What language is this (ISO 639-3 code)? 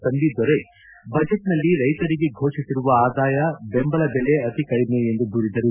kan